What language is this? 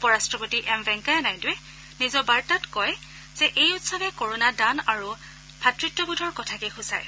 Assamese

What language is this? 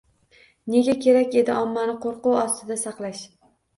Uzbek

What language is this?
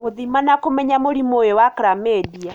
Kikuyu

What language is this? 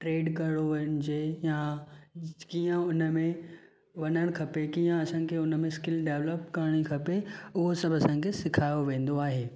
Sindhi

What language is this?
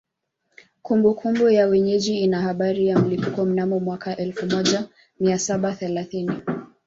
Swahili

